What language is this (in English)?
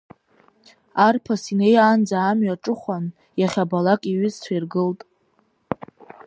Abkhazian